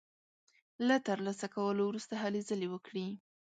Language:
Pashto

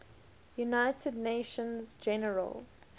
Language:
English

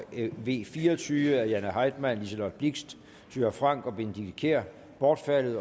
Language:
Danish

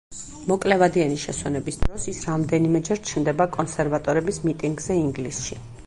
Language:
Georgian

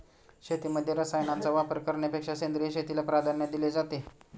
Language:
Marathi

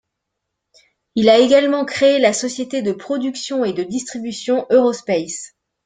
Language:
French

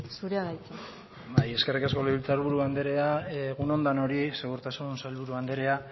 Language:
Basque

